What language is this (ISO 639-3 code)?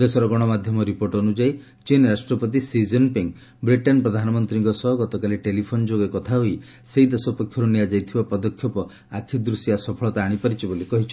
ori